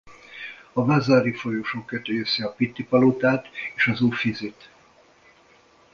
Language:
Hungarian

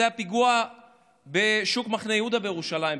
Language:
Hebrew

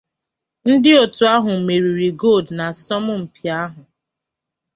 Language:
Igbo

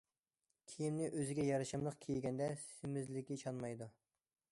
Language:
Uyghur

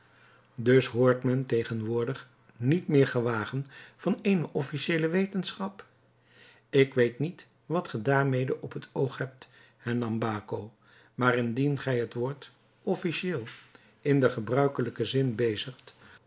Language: Dutch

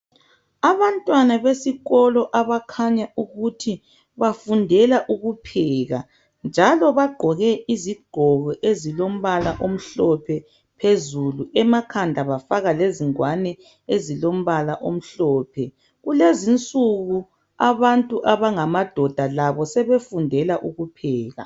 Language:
North Ndebele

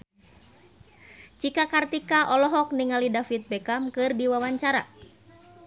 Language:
Sundanese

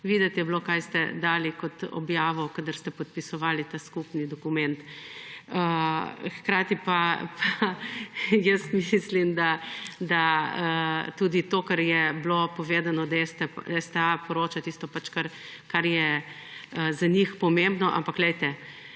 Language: Slovenian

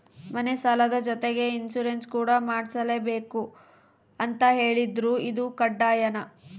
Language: Kannada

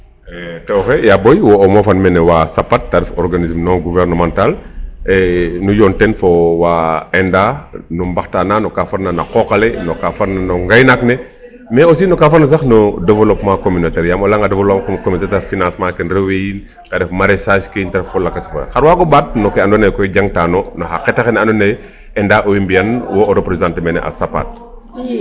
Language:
Serer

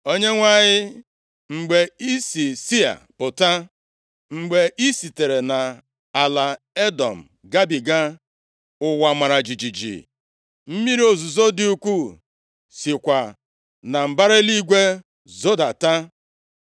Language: Igbo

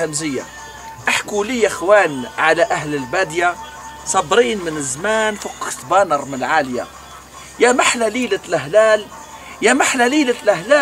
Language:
Arabic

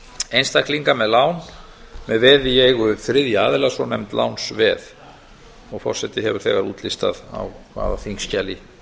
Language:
Icelandic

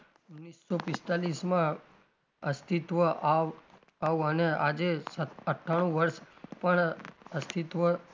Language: Gujarati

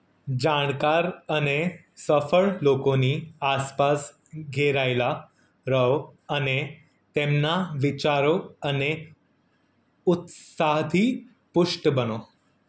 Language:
Gujarati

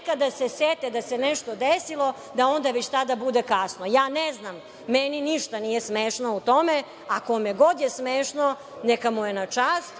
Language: Serbian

